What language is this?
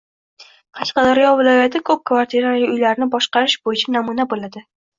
Uzbek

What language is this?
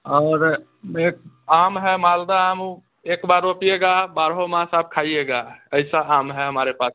Hindi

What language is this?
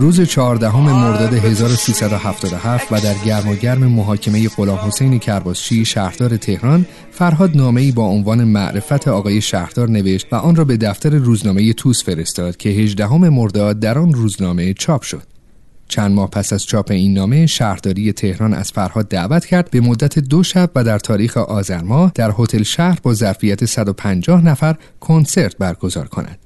Persian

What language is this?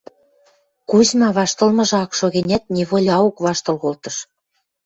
Western Mari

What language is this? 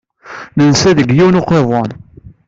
Kabyle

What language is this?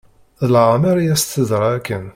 Kabyle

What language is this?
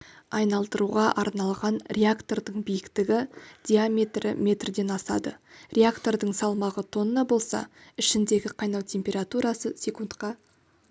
Kazakh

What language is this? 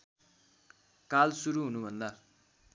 Nepali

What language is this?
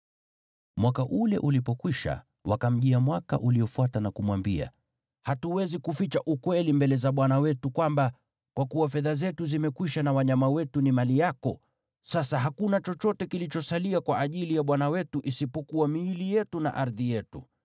Swahili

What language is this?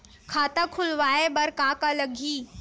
Chhattisgarhi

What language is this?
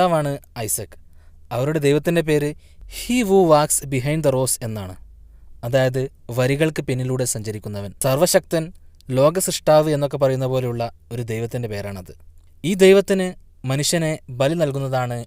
Malayalam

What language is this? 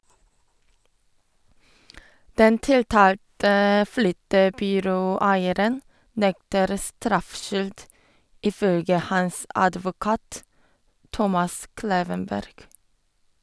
Norwegian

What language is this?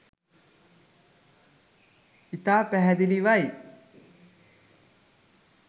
Sinhala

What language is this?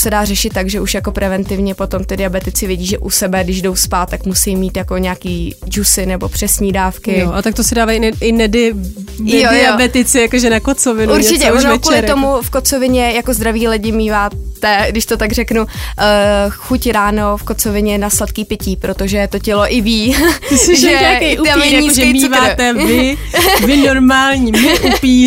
Czech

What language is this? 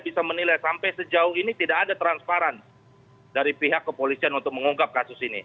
Indonesian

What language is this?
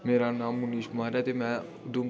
Dogri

